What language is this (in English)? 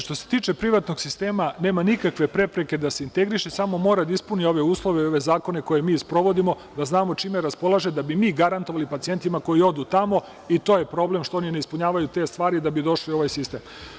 Serbian